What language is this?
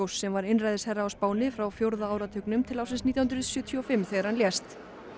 Icelandic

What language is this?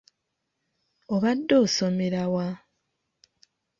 Ganda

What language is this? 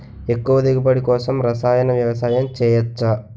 Telugu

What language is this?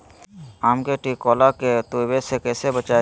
Magahi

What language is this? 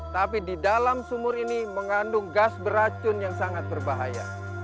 Indonesian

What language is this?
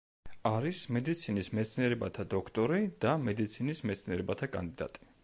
Georgian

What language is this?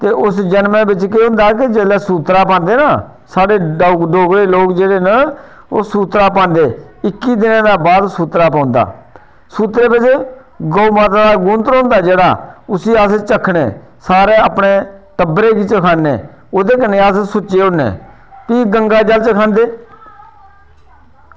Dogri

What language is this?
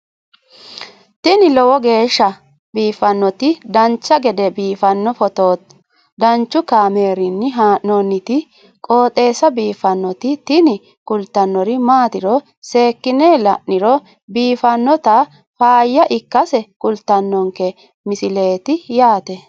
Sidamo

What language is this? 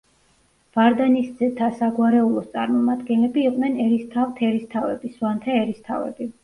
Georgian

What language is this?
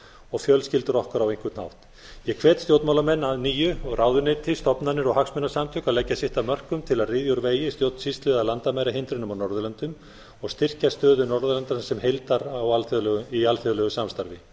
Icelandic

